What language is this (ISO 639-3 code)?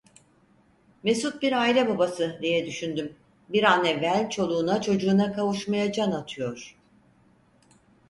tur